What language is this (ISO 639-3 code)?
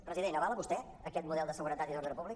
cat